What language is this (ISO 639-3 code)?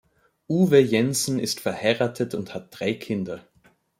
deu